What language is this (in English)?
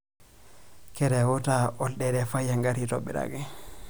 Masai